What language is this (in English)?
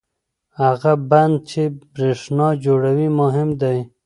Pashto